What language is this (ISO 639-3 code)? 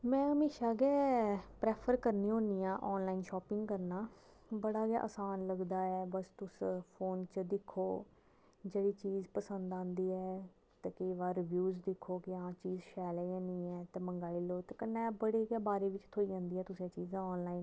doi